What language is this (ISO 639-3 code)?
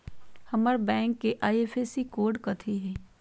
mag